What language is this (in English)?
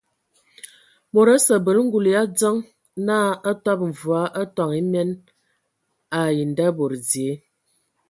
Ewondo